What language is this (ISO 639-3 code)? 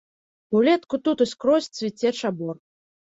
bel